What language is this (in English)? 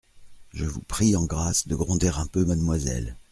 French